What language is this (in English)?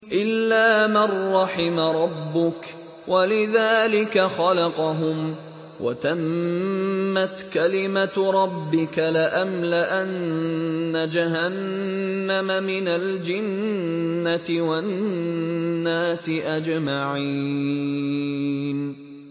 Arabic